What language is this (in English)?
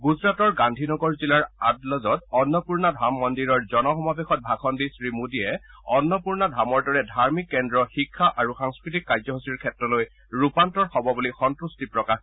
Assamese